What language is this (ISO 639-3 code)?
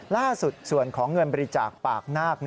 tha